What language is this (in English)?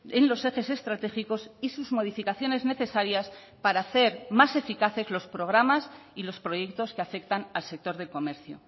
Spanish